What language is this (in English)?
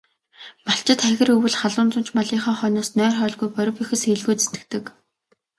Mongolian